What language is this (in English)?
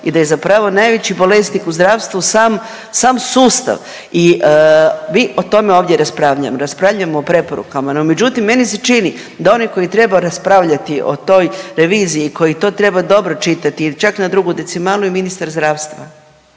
Croatian